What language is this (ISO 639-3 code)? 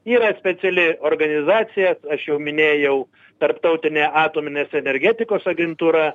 lit